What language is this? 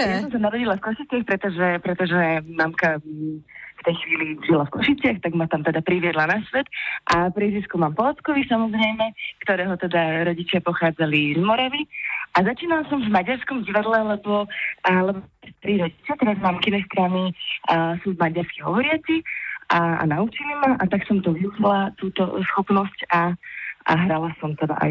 Slovak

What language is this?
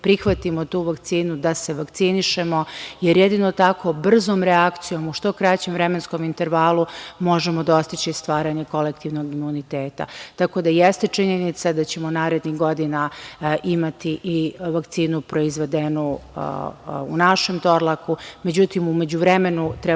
Serbian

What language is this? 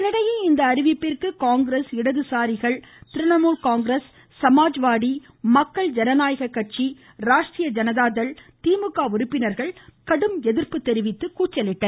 Tamil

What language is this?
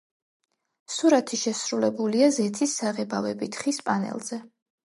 Georgian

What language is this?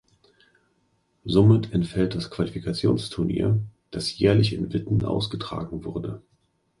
German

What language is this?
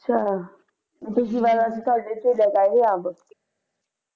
Punjabi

